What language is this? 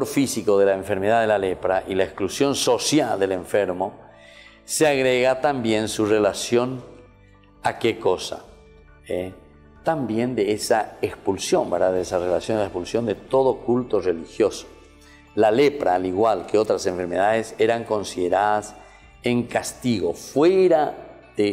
Spanish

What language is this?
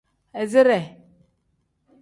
Tem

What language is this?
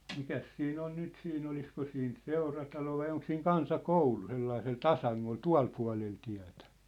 Finnish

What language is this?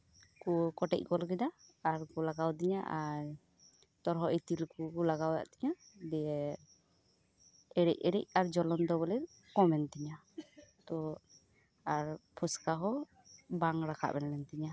Santali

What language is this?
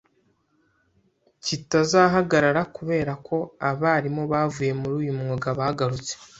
Kinyarwanda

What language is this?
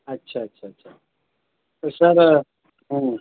Urdu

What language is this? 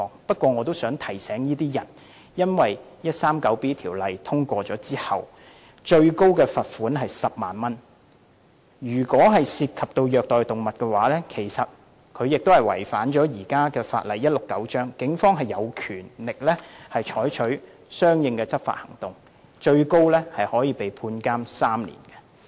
Cantonese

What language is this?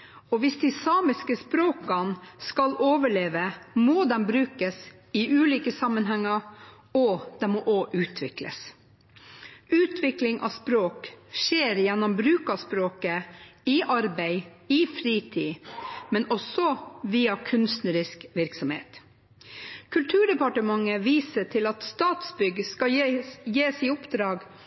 Norwegian Bokmål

